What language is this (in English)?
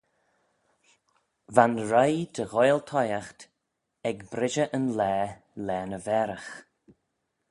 Manx